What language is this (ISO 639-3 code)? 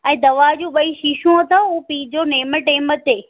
snd